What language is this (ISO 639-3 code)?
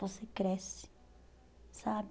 por